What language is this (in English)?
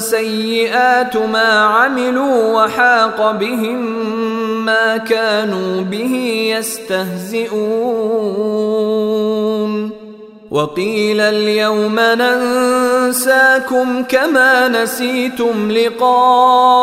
Arabic